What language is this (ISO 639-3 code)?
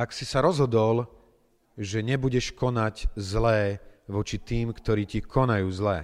slk